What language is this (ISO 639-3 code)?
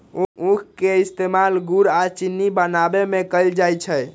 mag